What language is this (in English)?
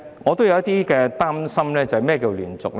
Cantonese